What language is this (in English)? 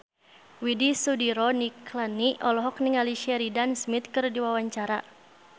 Sundanese